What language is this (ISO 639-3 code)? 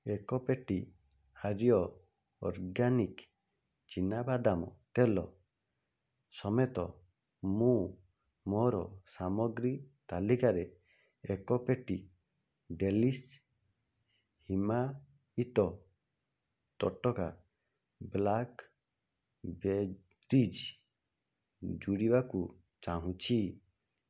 ori